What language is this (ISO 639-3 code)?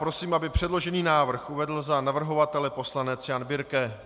ces